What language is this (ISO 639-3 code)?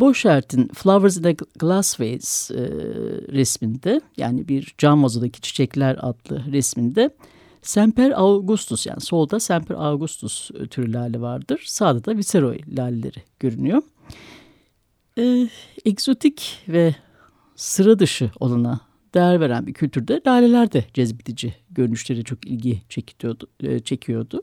tur